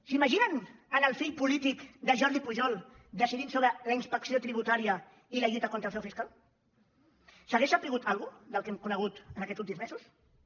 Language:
Catalan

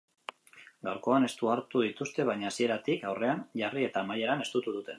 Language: Basque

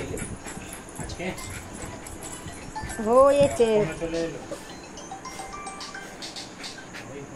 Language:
Bangla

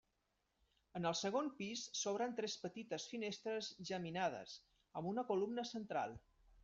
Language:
Catalan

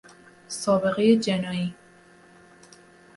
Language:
Persian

